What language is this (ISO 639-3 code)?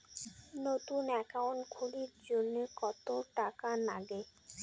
ben